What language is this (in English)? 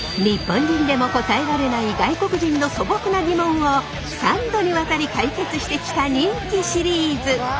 Japanese